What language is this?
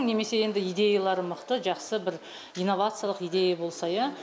Kazakh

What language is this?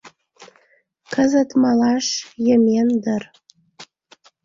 Mari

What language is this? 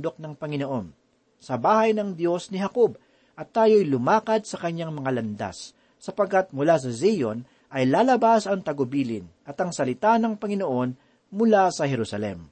Filipino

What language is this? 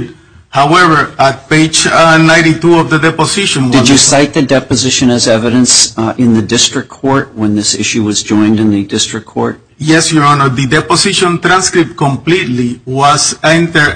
English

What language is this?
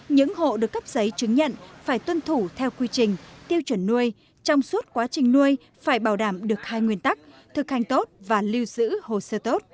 Vietnamese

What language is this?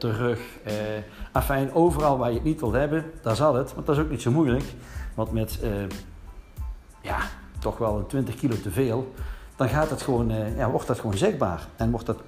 Dutch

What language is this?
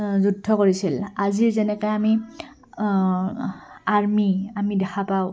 Assamese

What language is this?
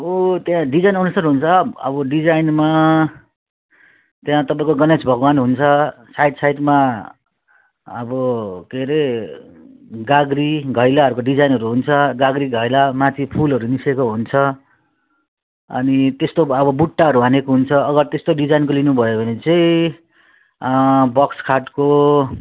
Nepali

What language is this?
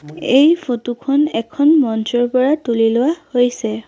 Assamese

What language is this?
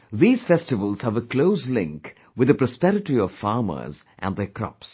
English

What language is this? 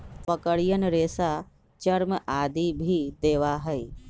Magahi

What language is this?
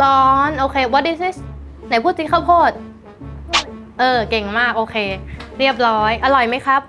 Thai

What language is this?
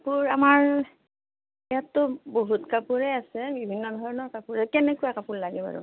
Assamese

